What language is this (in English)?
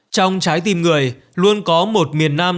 Vietnamese